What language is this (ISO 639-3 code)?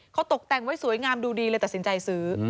tha